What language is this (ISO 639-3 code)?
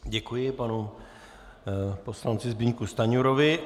ces